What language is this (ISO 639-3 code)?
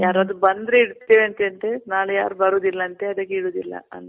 kan